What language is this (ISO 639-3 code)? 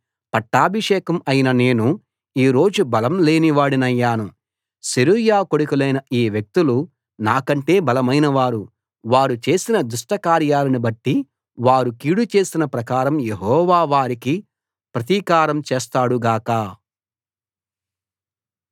tel